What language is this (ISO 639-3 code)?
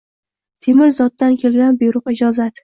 uzb